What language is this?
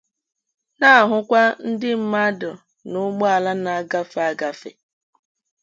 Igbo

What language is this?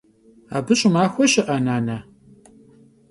Kabardian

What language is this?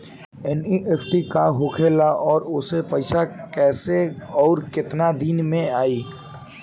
Bhojpuri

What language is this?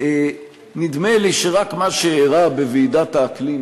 Hebrew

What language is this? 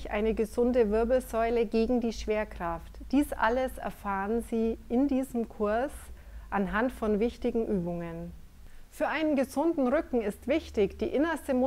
German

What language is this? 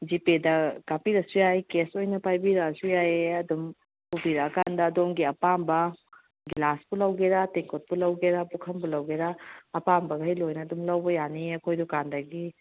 Manipuri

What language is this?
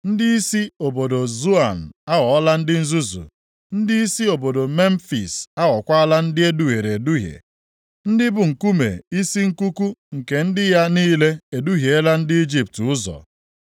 Igbo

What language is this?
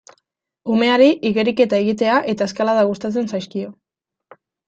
Basque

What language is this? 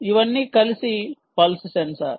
Telugu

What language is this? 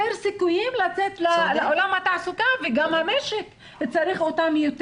Hebrew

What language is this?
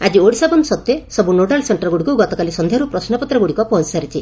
Odia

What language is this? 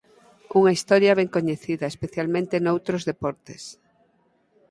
Galician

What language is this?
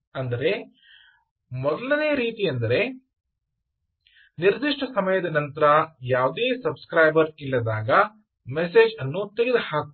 Kannada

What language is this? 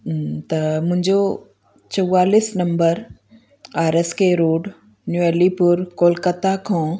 Sindhi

